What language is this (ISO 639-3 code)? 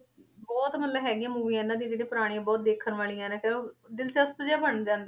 pan